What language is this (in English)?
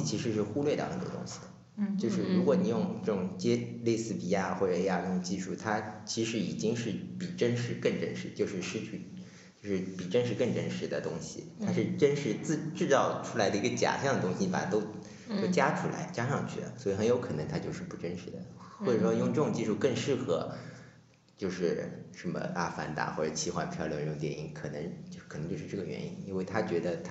Chinese